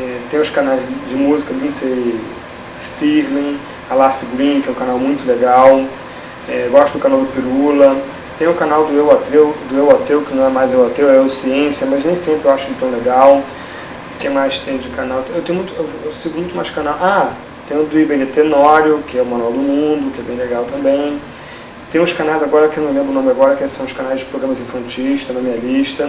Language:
Portuguese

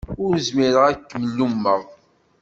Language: Kabyle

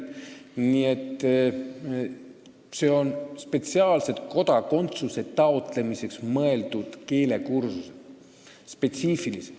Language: Estonian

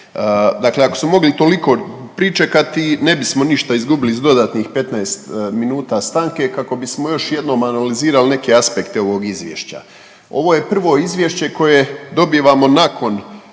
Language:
Croatian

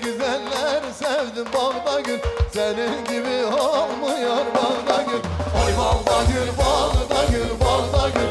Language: Arabic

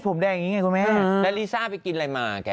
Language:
Thai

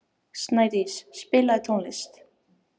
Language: Icelandic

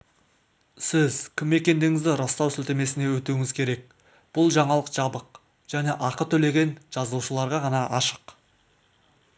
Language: Kazakh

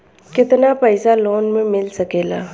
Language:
Bhojpuri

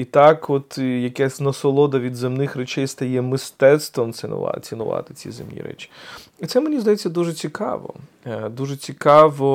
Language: Ukrainian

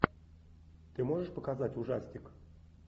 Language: Russian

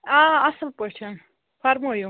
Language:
Kashmiri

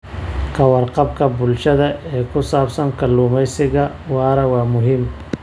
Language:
Somali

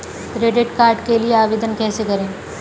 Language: Hindi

